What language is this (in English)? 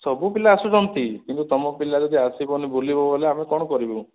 Odia